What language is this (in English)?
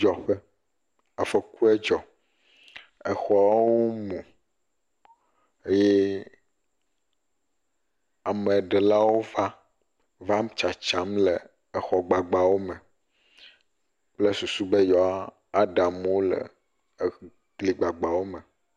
Ewe